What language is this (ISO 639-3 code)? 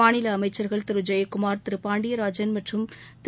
tam